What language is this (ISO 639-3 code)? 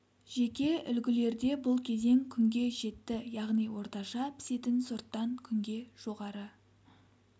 kaz